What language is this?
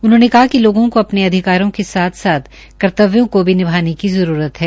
Hindi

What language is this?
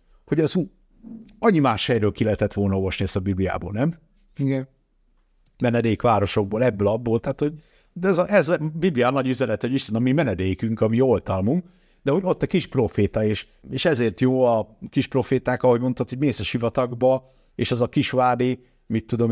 Hungarian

